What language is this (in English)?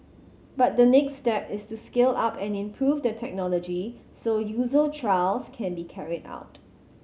English